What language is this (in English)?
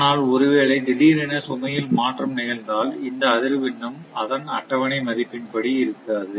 Tamil